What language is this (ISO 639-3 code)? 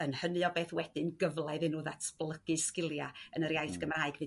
cym